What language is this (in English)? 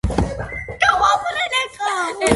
Georgian